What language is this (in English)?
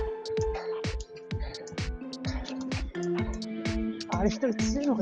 Japanese